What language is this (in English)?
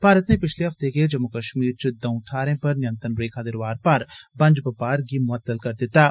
Dogri